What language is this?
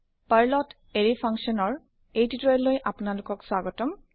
Assamese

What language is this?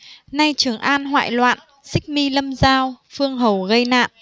Vietnamese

